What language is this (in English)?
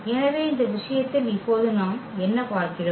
Tamil